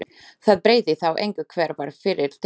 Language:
Icelandic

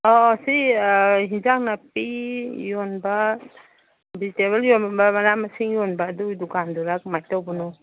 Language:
Manipuri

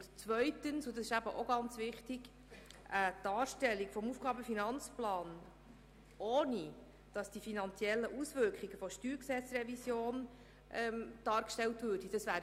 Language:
Swiss German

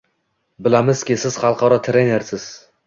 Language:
Uzbek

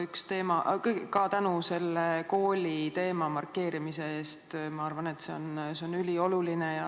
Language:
Estonian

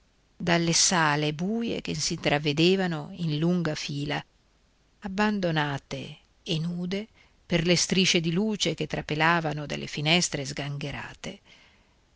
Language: Italian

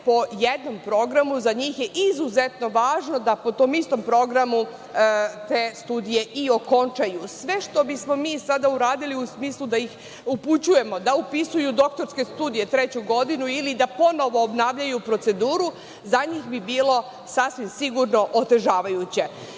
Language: Serbian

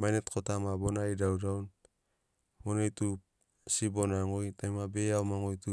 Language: Sinaugoro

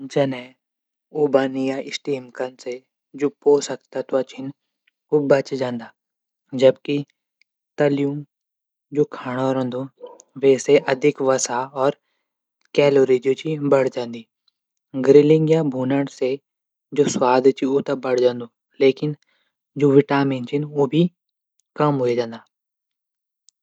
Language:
Garhwali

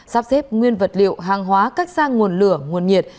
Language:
Vietnamese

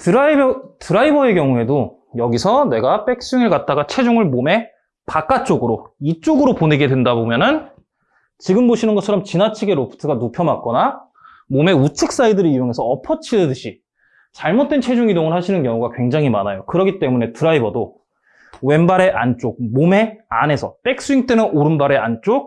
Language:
Korean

